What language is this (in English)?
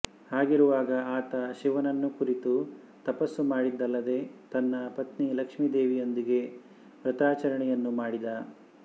Kannada